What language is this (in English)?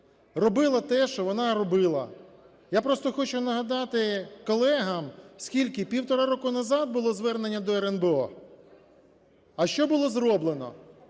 Ukrainian